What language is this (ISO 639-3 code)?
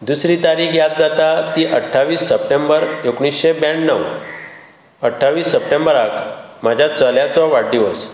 kok